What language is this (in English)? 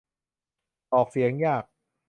Thai